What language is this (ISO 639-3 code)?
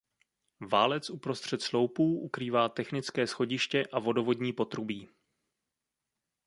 ces